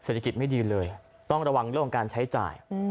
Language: Thai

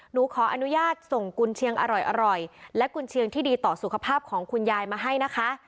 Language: Thai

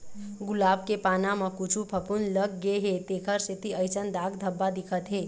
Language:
Chhattisgarhi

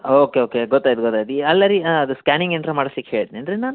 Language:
Kannada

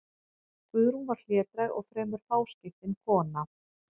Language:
Icelandic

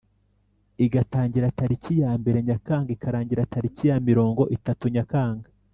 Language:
Kinyarwanda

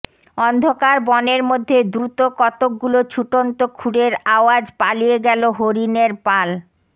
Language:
Bangla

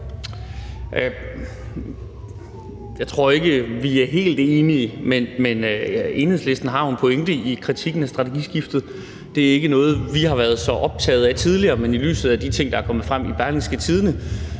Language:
Danish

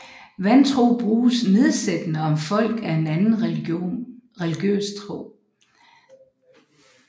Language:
Danish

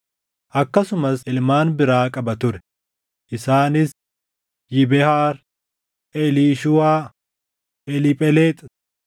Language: Oromo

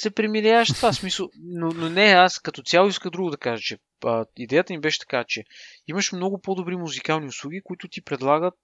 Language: Bulgarian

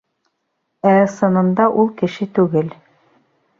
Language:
Bashkir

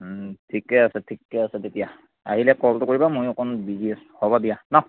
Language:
Assamese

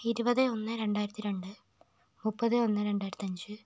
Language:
Malayalam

